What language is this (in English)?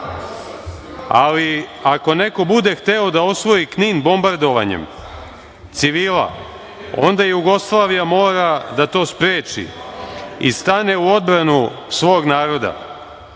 Serbian